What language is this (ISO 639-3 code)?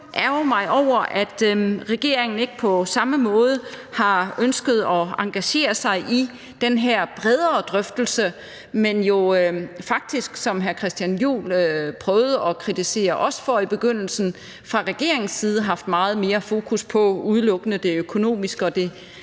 dan